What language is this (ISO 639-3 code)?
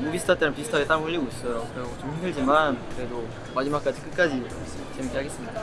kor